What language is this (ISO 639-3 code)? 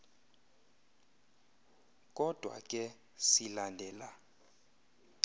xho